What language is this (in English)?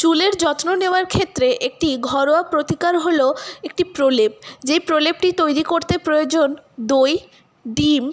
Bangla